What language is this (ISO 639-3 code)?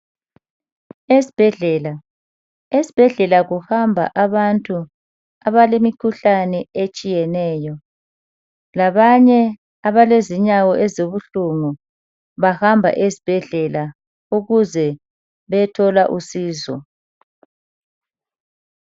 nde